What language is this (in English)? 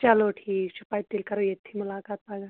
Kashmiri